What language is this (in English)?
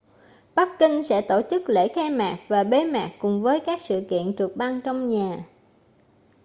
Vietnamese